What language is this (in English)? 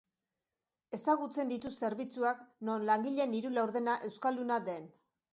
Basque